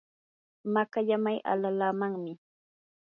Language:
Yanahuanca Pasco Quechua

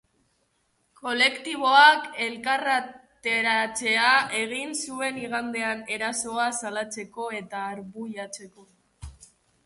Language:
Basque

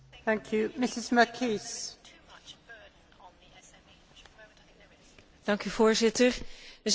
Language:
Dutch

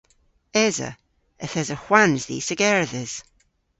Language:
Cornish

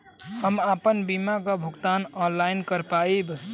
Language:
Bhojpuri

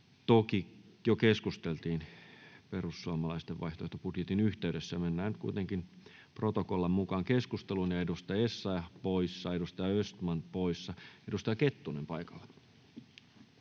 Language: Finnish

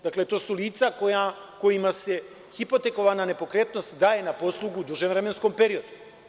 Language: Serbian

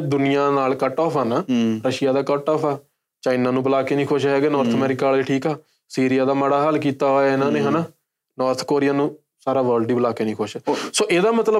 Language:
Punjabi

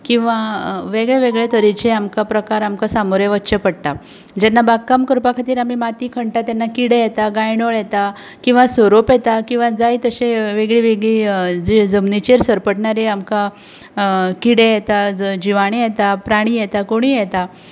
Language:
Konkani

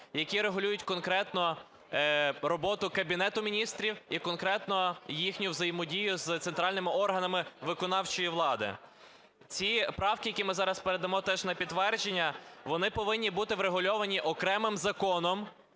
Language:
Ukrainian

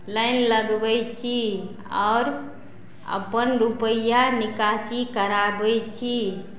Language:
Maithili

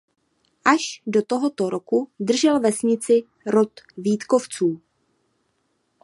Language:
Czech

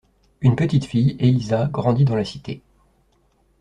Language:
French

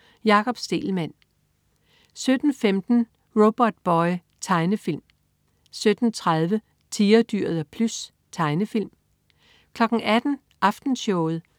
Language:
Danish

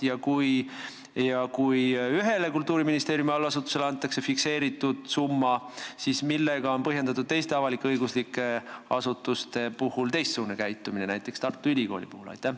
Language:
Estonian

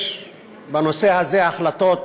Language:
Hebrew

